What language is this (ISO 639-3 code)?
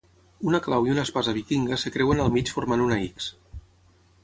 cat